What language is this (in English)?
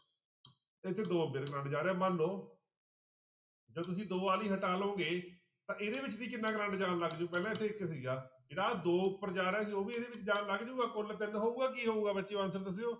Punjabi